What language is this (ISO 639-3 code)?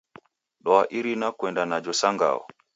dav